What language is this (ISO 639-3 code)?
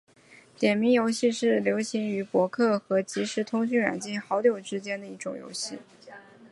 zho